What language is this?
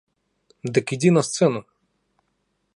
Belarusian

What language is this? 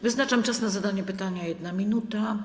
Polish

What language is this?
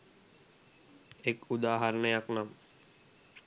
Sinhala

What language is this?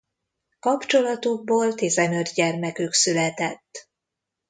Hungarian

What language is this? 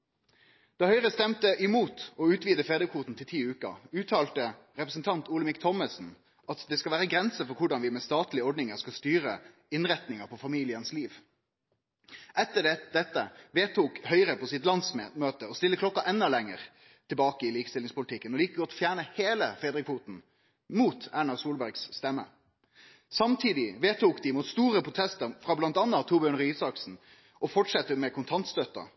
Norwegian Nynorsk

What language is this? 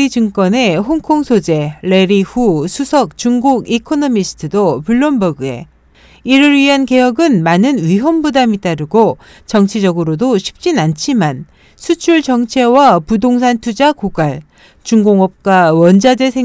Korean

